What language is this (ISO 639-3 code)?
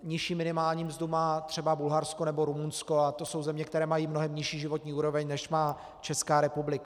ces